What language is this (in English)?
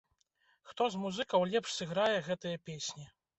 Belarusian